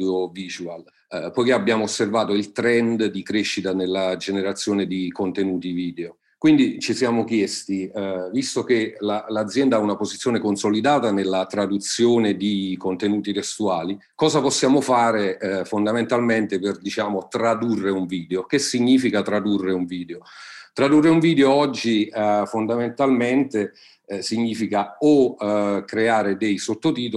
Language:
Italian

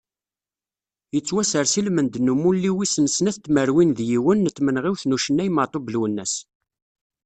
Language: Kabyle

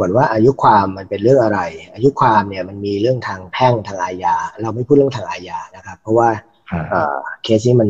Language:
Thai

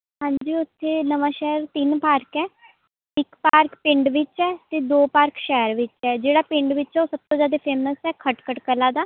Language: Punjabi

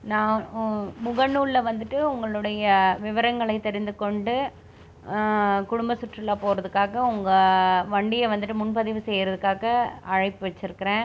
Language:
Tamil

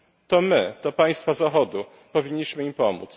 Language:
Polish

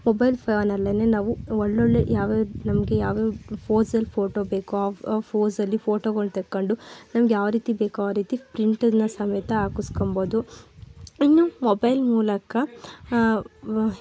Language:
Kannada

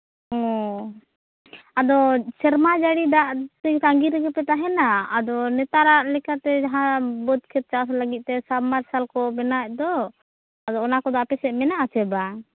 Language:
Santali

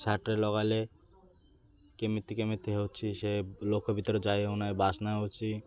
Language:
Odia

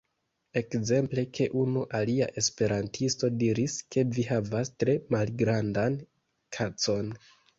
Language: Esperanto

